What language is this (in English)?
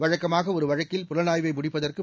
Tamil